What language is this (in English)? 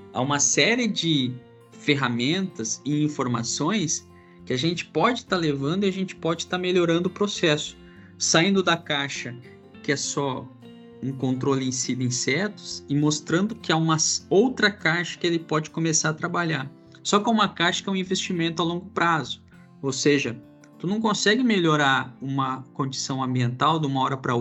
Portuguese